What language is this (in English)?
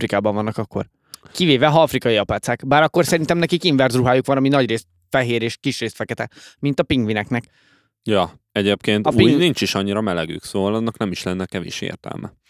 Hungarian